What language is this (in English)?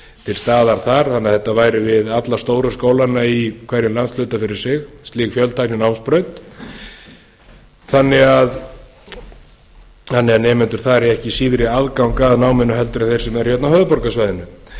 Icelandic